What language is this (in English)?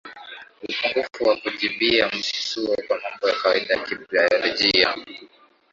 Swahili